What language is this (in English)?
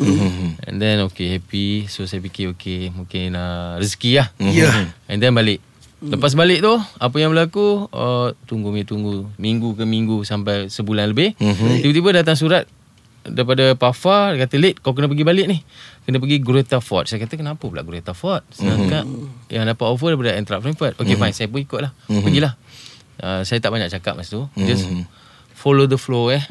Malay